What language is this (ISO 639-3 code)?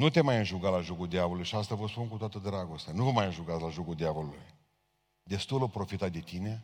ron